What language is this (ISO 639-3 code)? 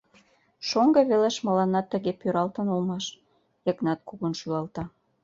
chm